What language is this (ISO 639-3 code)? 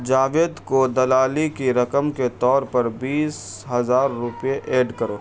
urd